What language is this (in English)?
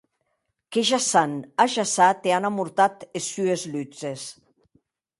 Occitan